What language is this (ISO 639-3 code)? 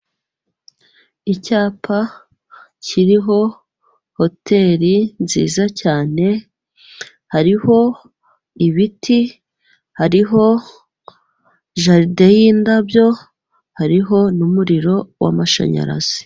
kin